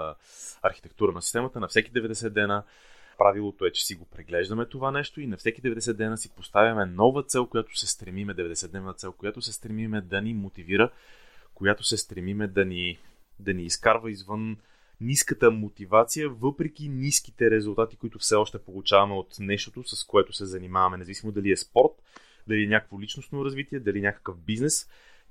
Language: Bulgarian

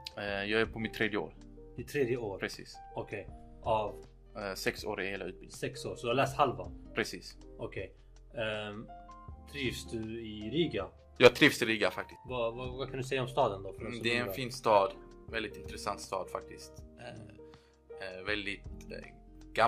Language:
Swedish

